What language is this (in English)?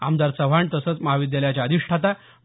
Marathi